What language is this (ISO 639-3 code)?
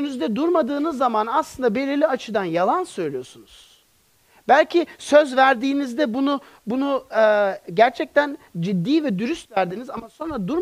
tur